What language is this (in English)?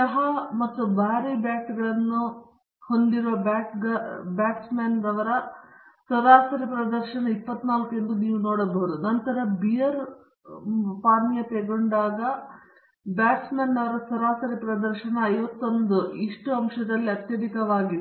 Kannada